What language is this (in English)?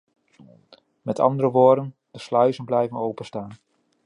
Dutch